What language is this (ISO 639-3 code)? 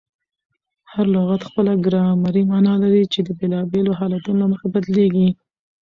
pus